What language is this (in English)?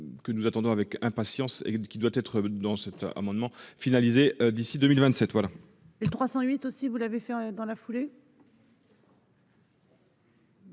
French